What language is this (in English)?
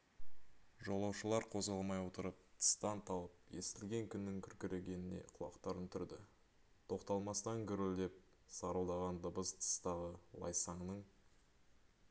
Kazakh